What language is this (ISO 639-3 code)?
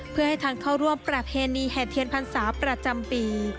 tha